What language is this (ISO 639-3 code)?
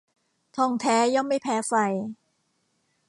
tha